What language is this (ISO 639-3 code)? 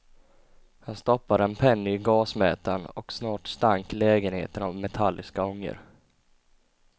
swe